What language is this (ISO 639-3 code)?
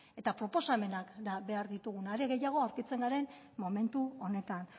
eus